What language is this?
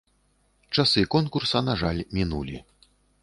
Belarusian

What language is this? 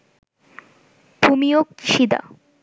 Bangla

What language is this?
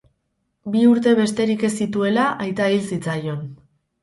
Basque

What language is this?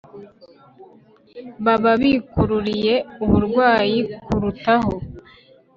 Kinyarwanda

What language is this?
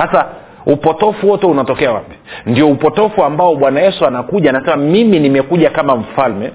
Swahili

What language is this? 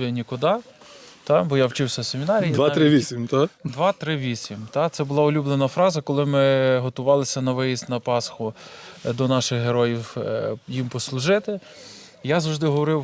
Ukrainian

